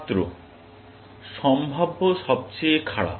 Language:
Bangla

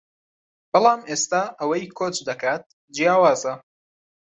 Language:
Central Kurdish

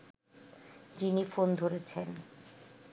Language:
Bangla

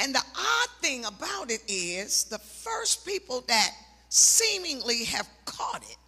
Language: English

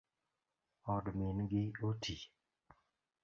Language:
Luo (Kenya and Tanzania)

